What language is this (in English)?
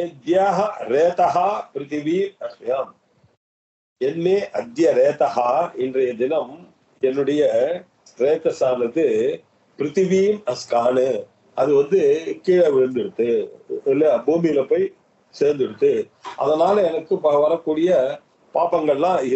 Arabic